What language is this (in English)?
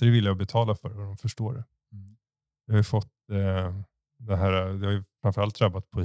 Swedish